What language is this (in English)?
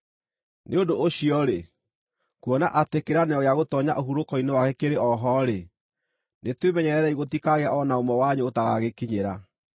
Kikuyu